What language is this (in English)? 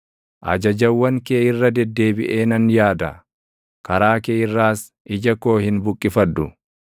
Oromo